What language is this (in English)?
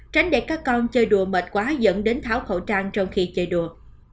Vietnamese